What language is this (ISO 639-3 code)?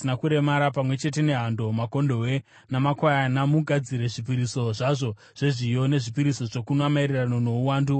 sna